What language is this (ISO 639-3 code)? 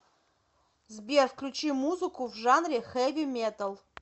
rus